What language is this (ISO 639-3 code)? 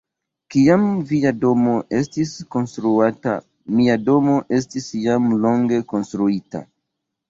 epo